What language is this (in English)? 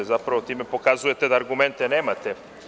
Serbian